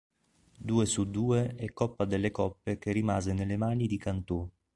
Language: Italian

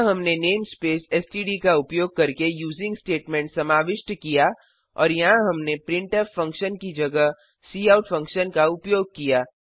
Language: Hindi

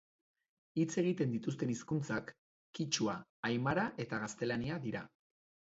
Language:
Basque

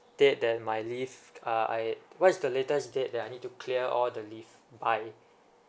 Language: English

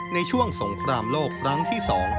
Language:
Thai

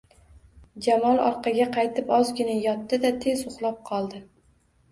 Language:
Uzbek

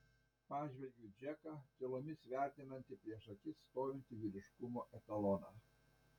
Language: Lithuanian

